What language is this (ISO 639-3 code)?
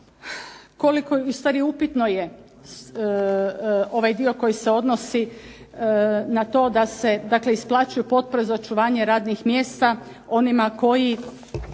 hrv